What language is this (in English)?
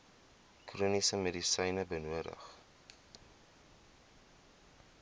Afrikaans